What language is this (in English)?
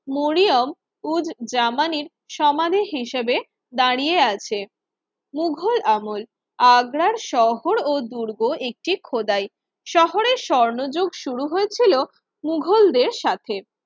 Bangla